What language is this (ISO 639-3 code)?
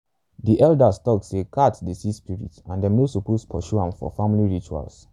pcm